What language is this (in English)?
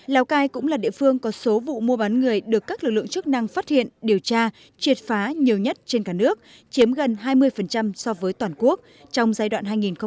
Vietnamese